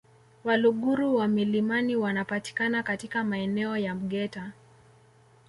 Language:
Swahili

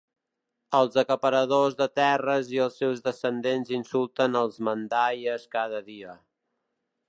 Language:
Catalan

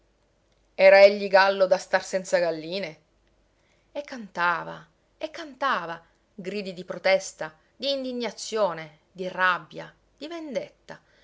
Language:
Italian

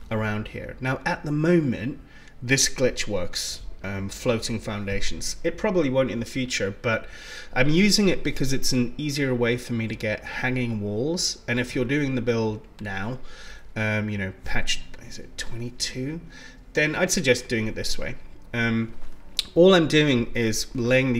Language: English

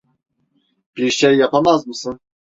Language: Turkish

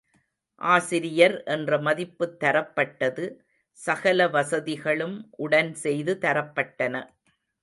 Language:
Tamil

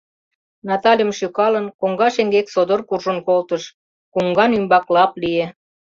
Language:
Mari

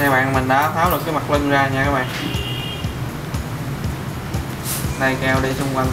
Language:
Vietnamese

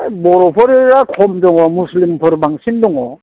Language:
Bodo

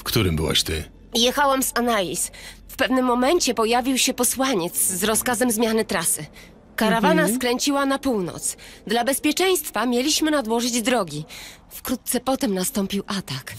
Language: Polish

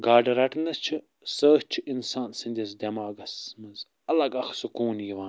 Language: Kashmiri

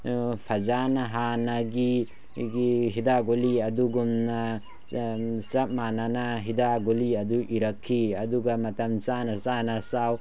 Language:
Manipuri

